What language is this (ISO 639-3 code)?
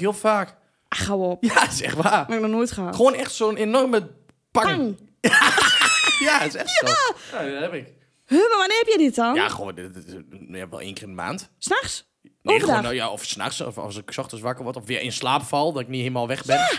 nld